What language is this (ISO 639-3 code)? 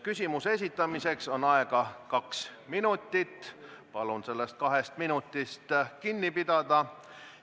est